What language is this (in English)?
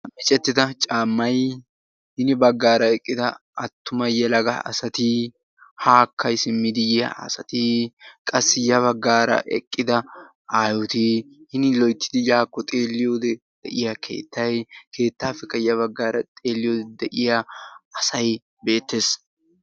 Wolaytta